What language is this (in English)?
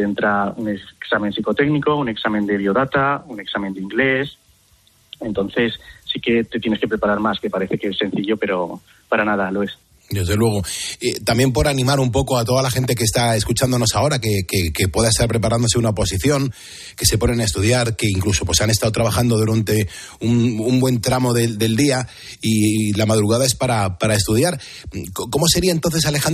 Spanish